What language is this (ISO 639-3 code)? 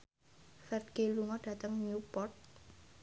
jav